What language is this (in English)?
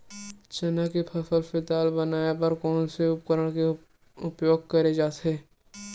Chhattisgarhi